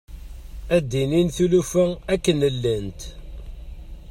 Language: Kabyle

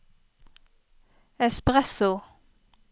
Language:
Norwegian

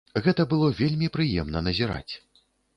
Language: Belarusian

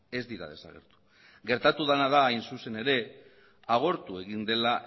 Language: Basque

